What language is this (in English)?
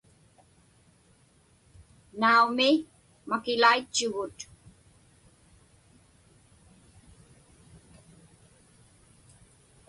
Inupiaq